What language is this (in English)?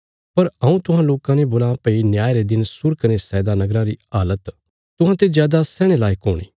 Bilaspuri